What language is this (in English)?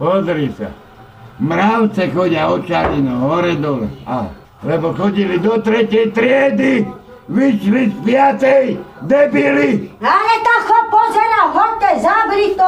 Slovak